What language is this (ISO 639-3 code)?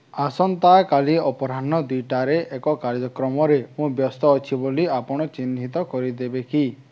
ori